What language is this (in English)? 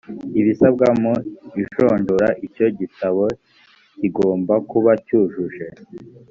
Kinyarwanda